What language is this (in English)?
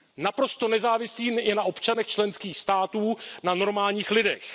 Czech